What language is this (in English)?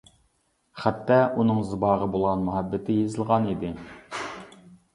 Uyghur